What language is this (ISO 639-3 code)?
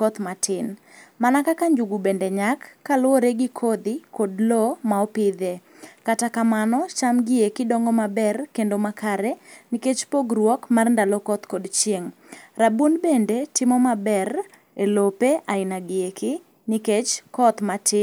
luo